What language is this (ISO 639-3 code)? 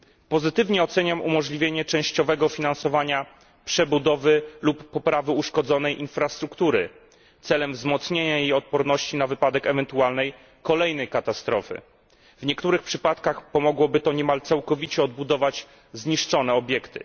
pol